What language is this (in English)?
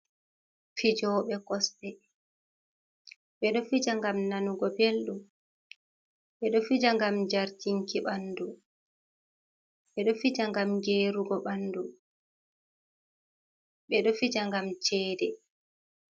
Fula